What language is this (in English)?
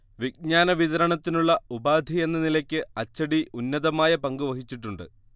Malayalam